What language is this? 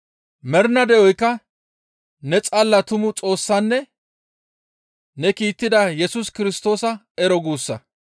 Gamo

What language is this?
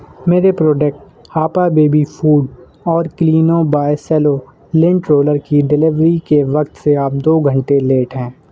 Urdu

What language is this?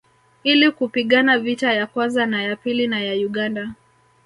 Swahili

